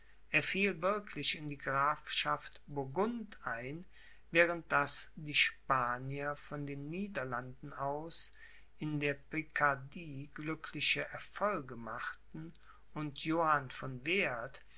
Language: German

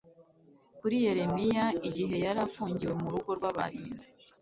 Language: Kinyarwanda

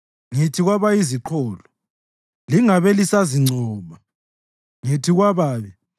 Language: North Ndebele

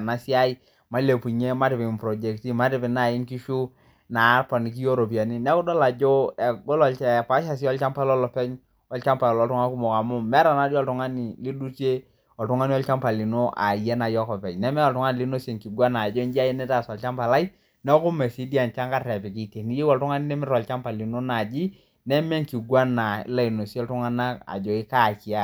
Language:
Masai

